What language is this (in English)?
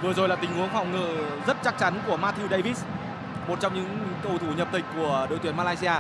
Vietnamese